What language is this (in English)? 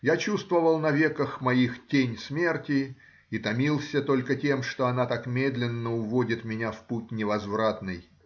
Russian